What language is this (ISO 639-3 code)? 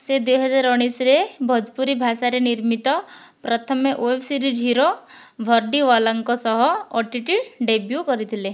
ori